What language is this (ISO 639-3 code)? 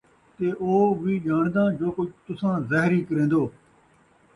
skr